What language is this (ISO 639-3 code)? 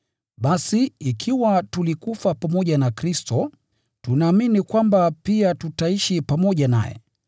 swa